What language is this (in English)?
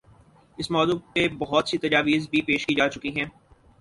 Urdu